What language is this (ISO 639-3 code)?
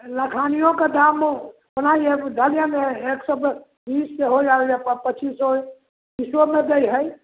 mai